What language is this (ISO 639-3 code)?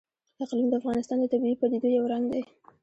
pus